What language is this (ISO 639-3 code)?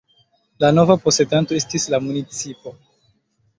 epo